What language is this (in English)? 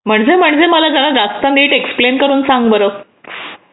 Marathi